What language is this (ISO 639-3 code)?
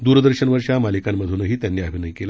mar